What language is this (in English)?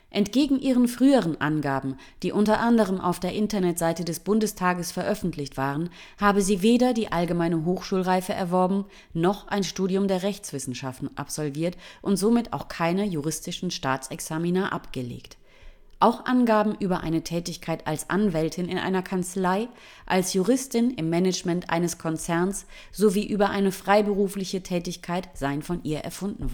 German